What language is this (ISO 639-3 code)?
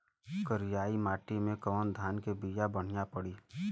bho